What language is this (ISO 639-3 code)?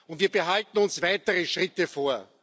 deu